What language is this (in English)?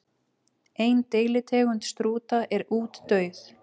Icelandic